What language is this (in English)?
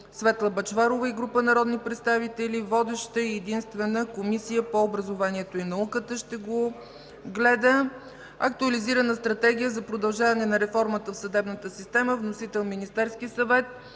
Bulgarian